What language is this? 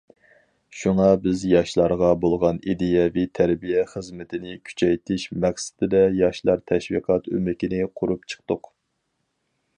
Uyghur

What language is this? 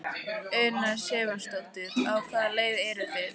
Icelandic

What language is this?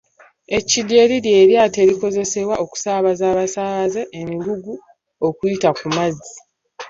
Ganda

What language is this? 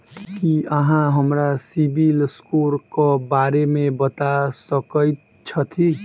Maithili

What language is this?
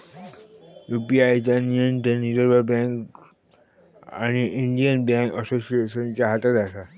Marathi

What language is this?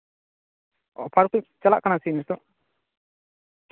Santali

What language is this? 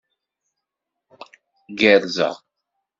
Kabyle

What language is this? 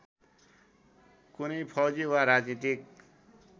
Nepali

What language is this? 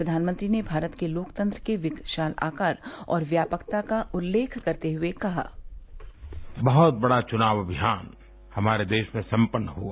Hindi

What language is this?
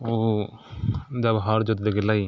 Maithili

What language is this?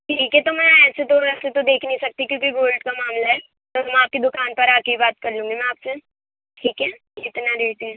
Urdu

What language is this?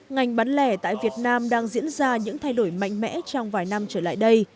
Vietnamese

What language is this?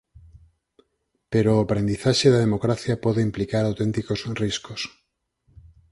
Galician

